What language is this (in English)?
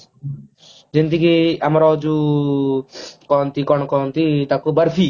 Odia